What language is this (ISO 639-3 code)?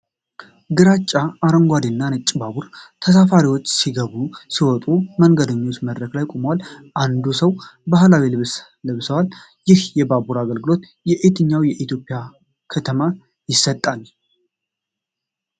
amh